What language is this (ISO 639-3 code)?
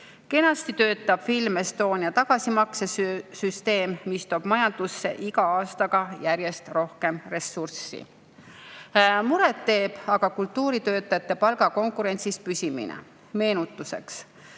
est